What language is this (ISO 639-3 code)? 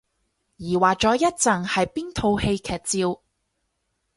yue